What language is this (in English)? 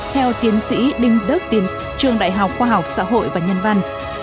Vietnamese